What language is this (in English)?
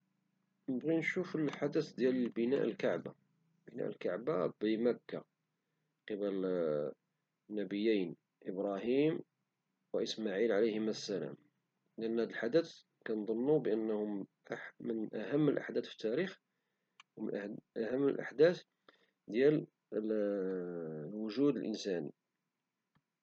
Moroccan Arabic